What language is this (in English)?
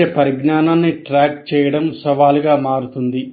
Telugu